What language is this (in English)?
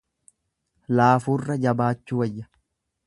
Oromo